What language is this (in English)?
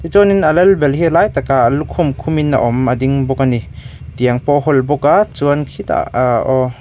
Mizo